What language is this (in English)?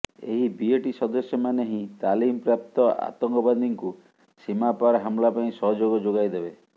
Odia